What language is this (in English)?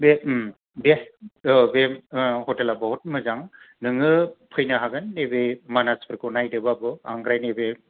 Bodo